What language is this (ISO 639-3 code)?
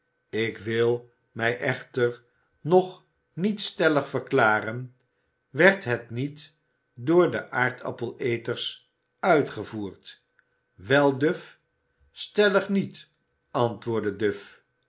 nld